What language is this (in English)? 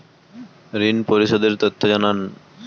Bangla